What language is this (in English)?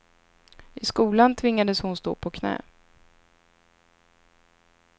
Swedish